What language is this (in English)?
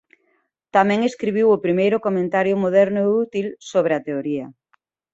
Galician